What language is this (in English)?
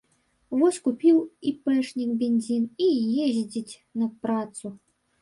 Belarusian